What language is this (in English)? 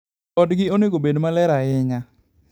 Luo (Kenya and Tanzania)